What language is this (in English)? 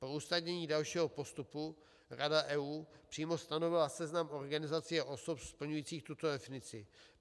Czech